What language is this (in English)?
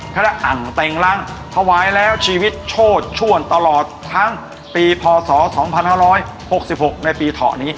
Thai